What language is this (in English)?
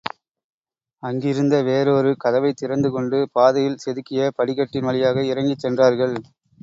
Tamil